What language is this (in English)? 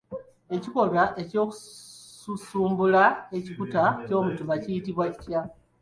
Ganda